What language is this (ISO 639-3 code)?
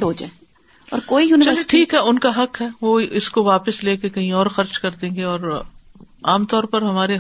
urd